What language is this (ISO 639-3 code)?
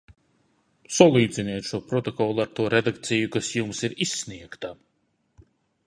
lav